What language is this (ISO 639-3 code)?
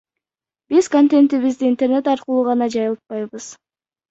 kir